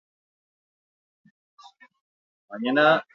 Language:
Basque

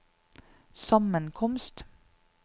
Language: Norwegian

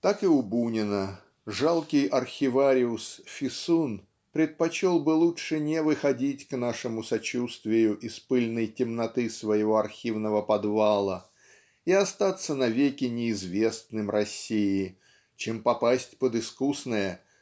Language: Russian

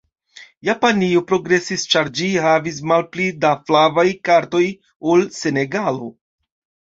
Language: Esperanto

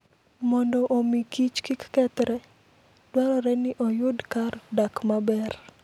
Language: Luo (Kenya and Tanzania)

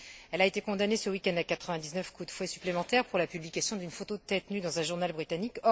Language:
French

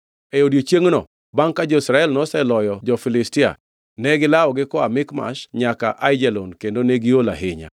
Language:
Luo (Kenya and Tanzania)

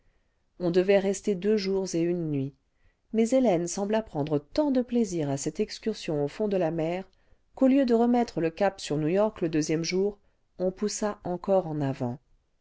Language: French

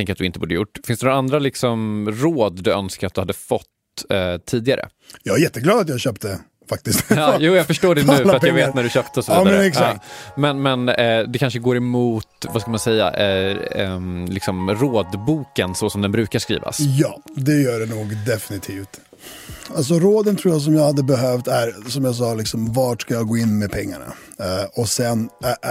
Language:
Swedish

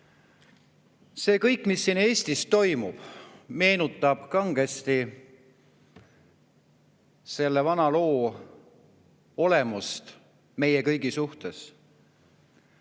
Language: Estonian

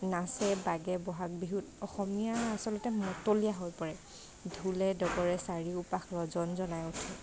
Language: Assamese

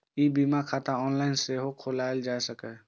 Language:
Maithili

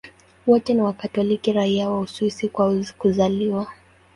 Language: Swahili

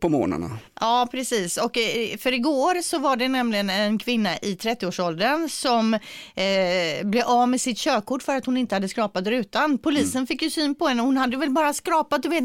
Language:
Swedish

